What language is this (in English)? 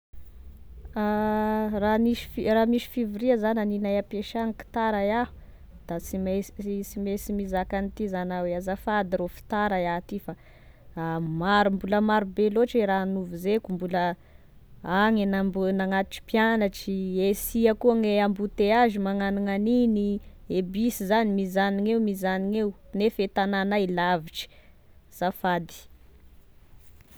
Tesaka Malagasy